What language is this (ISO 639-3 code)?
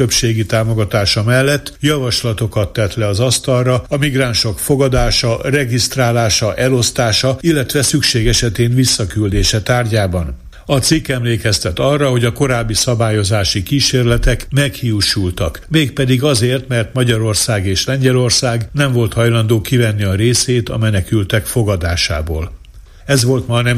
hun